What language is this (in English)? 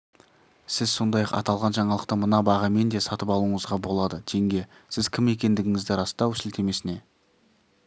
Kazakh